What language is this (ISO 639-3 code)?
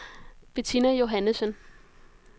dan